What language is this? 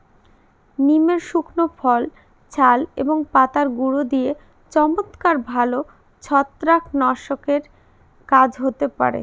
Bangla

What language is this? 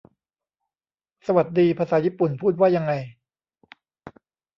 Thai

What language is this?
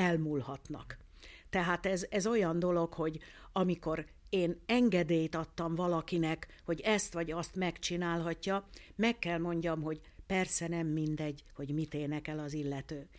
Hungarian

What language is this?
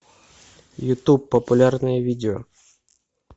Russian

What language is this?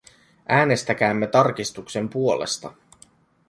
Finnish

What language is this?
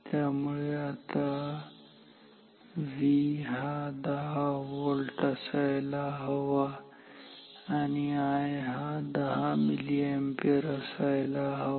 Marathi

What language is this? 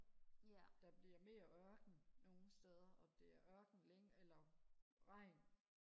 Danish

